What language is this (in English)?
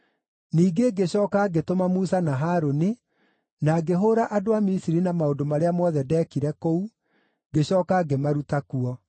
Kikuyu